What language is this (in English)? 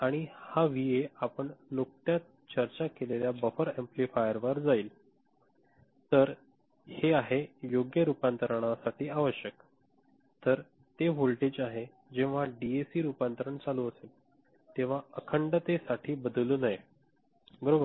Marathi